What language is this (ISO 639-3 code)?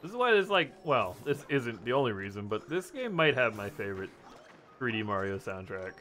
eng